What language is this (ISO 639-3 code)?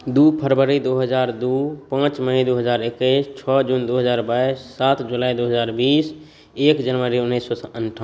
mai